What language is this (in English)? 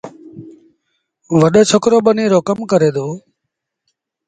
Sindhi Bhil